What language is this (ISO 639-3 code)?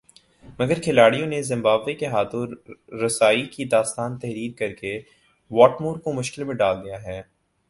urd